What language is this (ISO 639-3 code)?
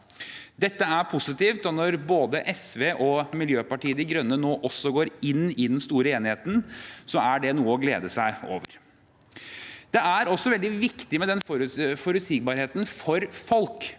nor